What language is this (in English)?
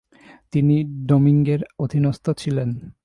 Bangla